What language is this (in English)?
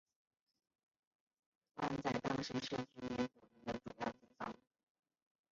Chinese